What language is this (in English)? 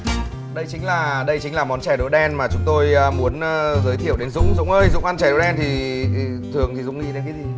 Vietnamese